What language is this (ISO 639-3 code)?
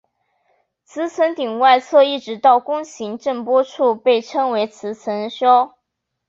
zho